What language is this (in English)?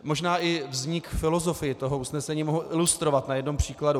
Czech